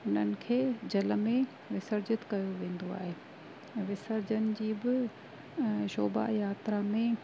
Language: Sindhi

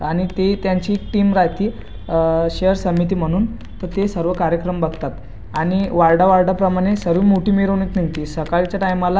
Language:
Marathi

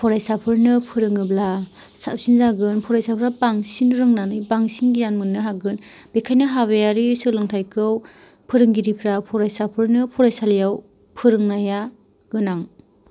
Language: Bodo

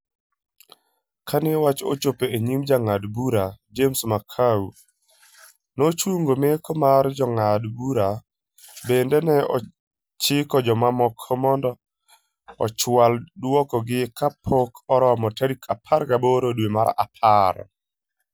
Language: Luo (Kenya and Tanzania)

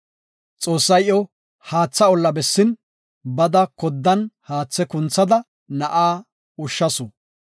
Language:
Gofa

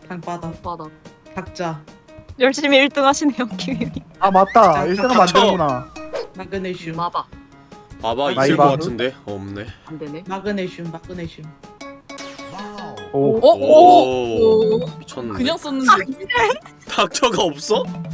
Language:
Korean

